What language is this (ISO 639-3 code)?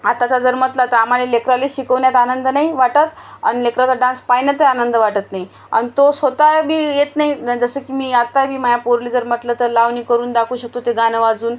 mar